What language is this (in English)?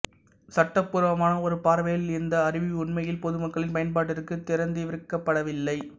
Tamil